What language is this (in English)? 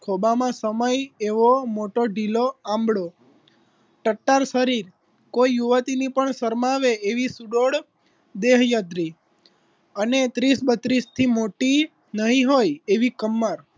Gujarati